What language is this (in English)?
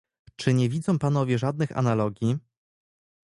Polish